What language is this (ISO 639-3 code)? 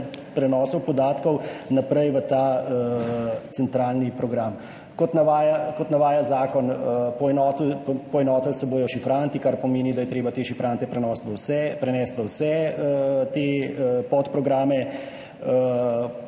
slv